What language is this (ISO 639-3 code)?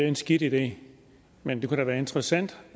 dan